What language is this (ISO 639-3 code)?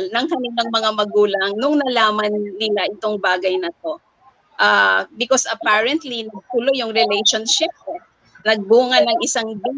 fil